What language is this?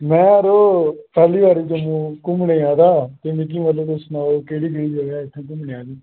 Dogri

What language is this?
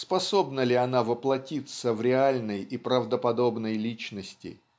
Russian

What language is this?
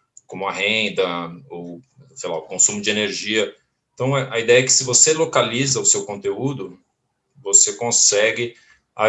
Portuguese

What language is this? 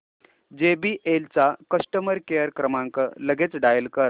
Marathi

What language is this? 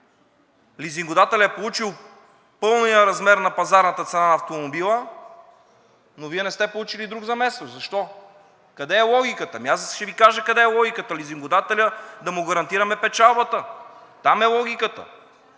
Bulgarian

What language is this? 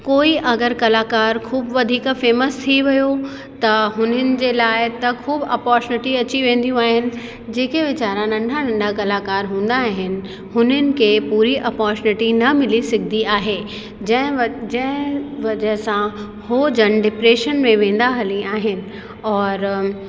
Sindhi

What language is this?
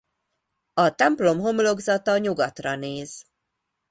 Hungarian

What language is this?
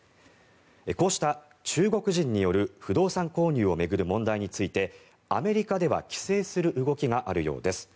Japanese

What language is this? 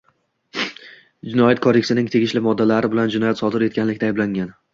Uzbek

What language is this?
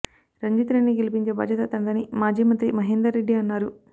Telugu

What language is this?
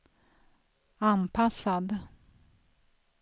Swedish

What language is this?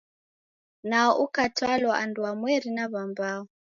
Taita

